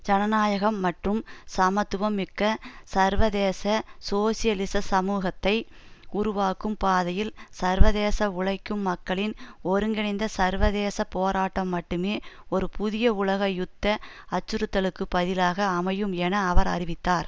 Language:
Tamil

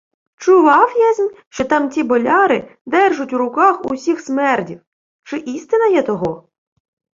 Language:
Ukrainian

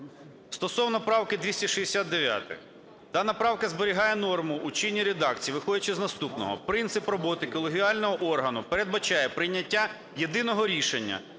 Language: Ukrainian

